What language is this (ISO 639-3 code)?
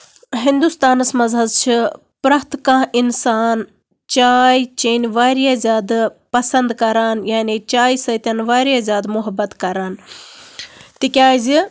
kas